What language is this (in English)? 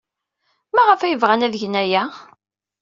Kabyle